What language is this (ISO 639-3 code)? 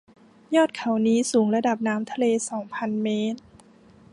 tha